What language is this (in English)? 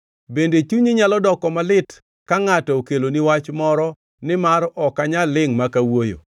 Luo (Kenya and Tanzania)